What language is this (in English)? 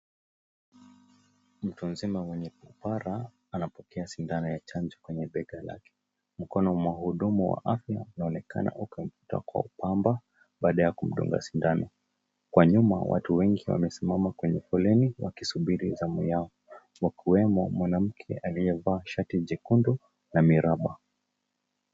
Swahili